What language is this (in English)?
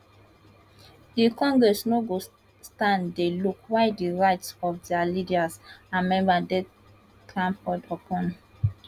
Nigerian Pidgin